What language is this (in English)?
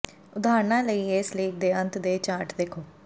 Punjabi